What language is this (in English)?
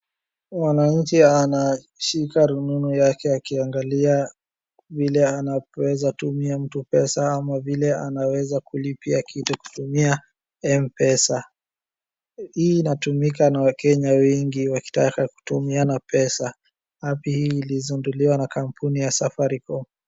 Swahili